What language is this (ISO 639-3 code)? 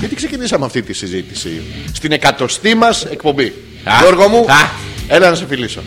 ell